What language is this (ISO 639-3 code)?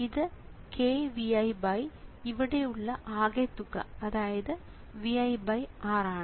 mal